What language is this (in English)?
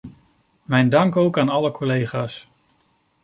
Dutch